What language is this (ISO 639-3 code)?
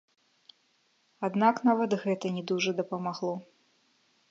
bel